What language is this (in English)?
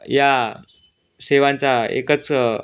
Marathi